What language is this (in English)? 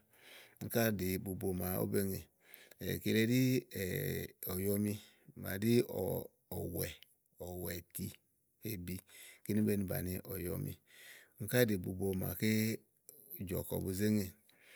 Igo